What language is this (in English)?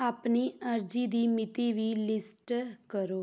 Punjabi